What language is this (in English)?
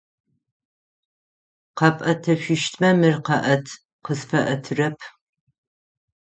Adyghe